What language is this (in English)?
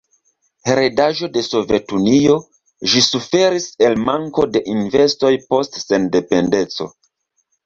Esperanto